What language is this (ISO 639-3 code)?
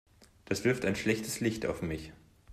deu